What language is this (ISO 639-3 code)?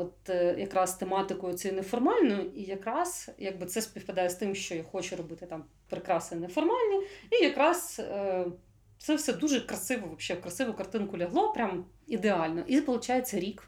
ukr